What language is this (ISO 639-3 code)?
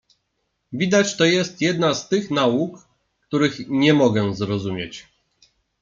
pol